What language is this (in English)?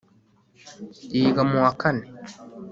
Kinyarwanda